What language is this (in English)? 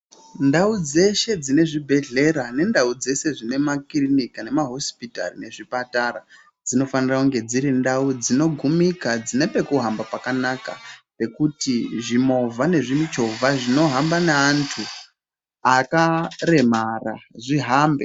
Ndau